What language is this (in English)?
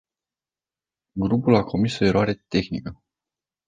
Romanian